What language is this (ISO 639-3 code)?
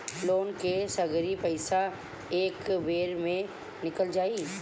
bho